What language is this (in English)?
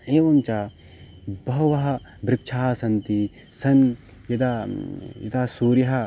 Sanskrit